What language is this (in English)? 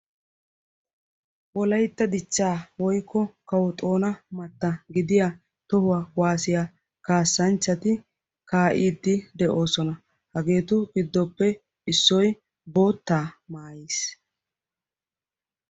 Wolaytta